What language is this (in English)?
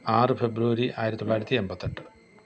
Malayalam